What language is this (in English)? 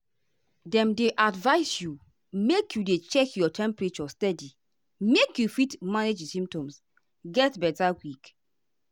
Nigerian Pidgin